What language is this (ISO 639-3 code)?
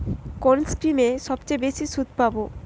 ben